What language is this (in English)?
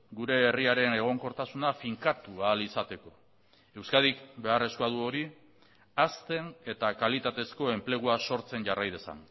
Basque